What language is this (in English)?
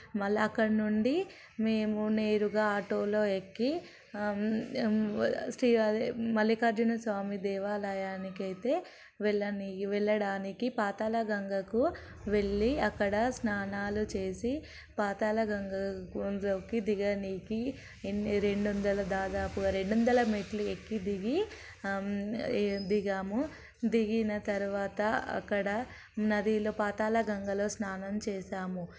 Telugu